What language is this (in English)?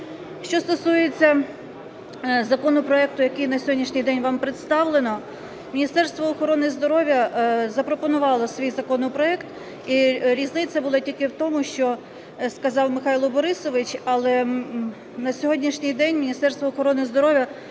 Ukrainian